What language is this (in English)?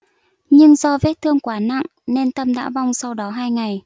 Vietnamese